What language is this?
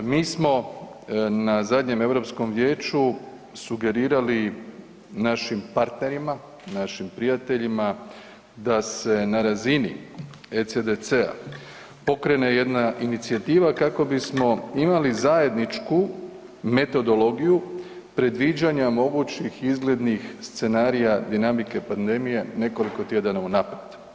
Croatian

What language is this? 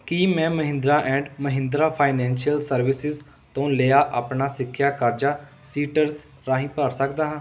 Punjabi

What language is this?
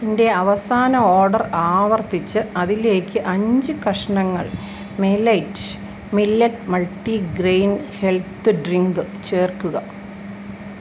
Malayalam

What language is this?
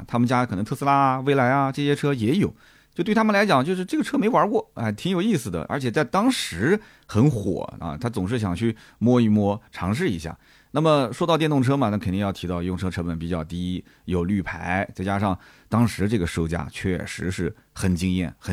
Chinese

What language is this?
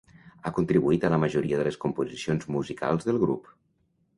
Catalan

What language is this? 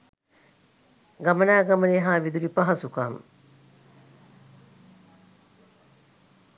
Sinhala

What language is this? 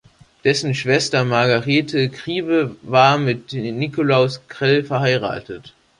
German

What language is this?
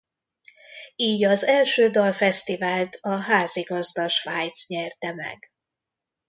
Hungarian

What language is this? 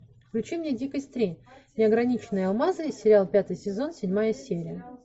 Russian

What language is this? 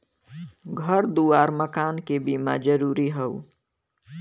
Bhojpuri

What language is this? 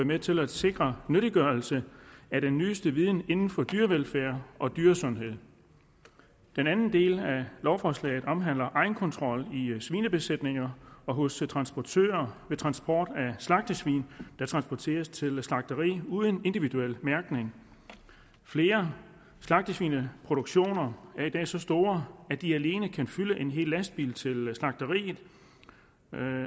Danish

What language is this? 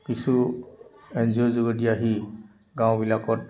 Assamese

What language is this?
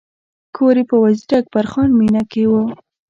Pashto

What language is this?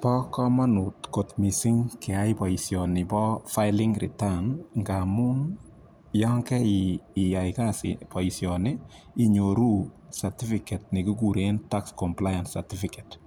Kalenjin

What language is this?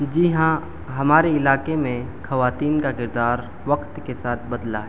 Urdu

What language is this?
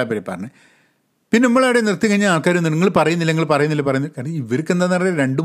Malayalam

